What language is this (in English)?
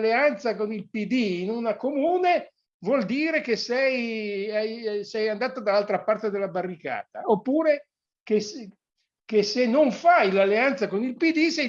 Italian